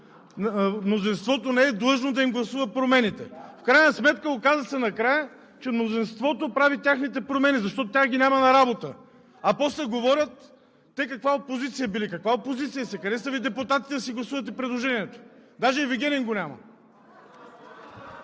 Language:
Bulgarian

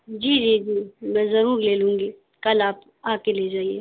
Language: Urdu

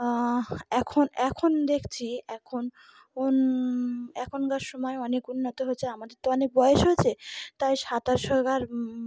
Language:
Bangla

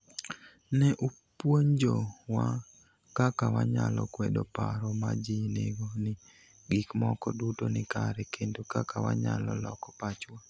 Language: Luo (Kenya and Tanzania)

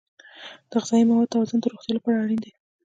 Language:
Pashto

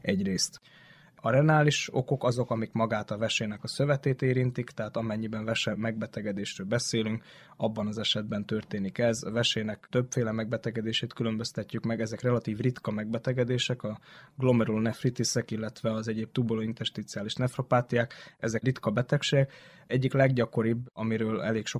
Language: Hungarian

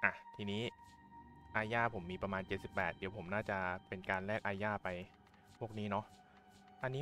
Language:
Thai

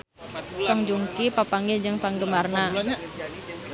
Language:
Sundanese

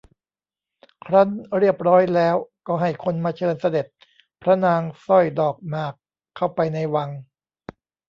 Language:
Thai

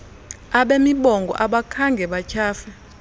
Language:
Xhosa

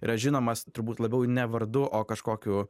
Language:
Lithuanian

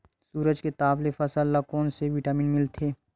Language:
Chhattisgarhi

